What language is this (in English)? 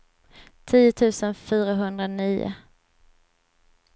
Swedish